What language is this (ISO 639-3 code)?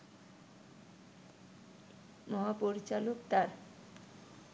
ben